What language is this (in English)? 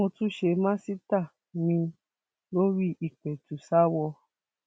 Yoruba